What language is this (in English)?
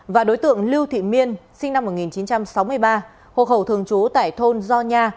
Vietnamese